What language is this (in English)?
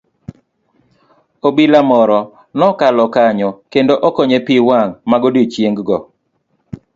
Luo (Kenya and Tanzania)